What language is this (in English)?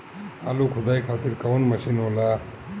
Bhojpuri